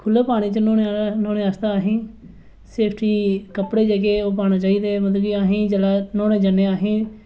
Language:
Dogri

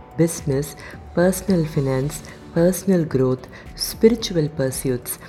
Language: Tamil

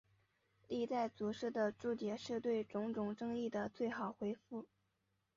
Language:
Chinese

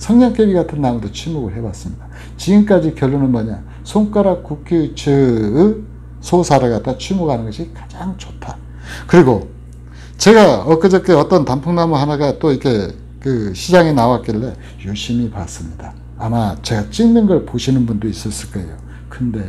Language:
Korean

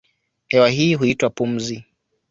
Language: Swahili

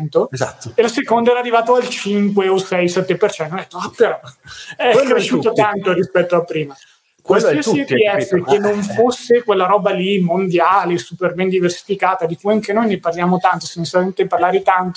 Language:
Italian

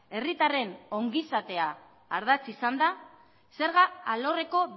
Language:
Basque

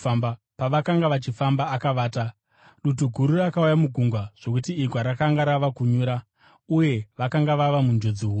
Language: Shona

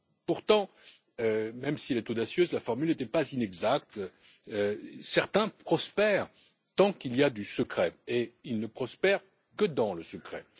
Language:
French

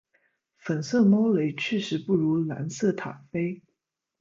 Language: Chinese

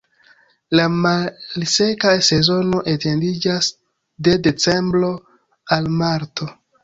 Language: Esperanto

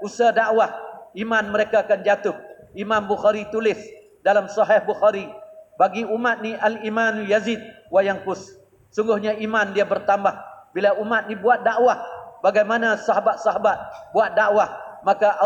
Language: Malay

